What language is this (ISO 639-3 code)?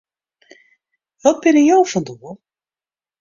fry